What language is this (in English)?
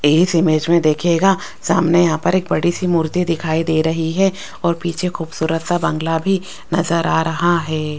Hindi